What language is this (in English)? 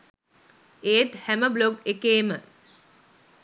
Sinhala